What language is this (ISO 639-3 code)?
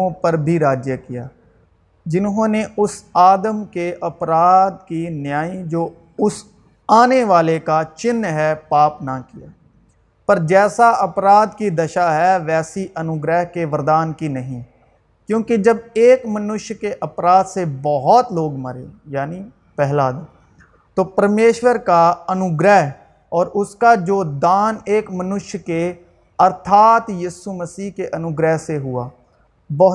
urd